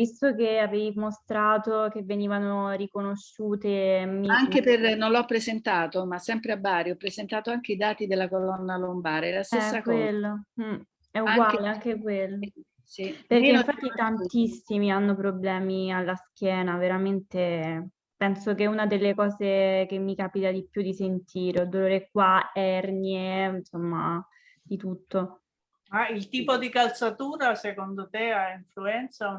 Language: Italian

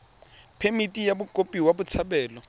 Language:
Tswana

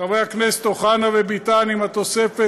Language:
Hebrew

